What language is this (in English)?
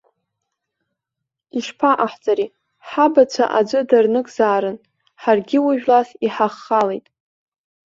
Abkhazian